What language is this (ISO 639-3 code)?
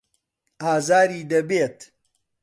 ckb